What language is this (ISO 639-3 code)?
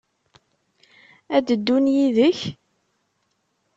kab